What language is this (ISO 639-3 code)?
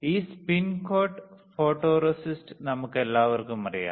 mal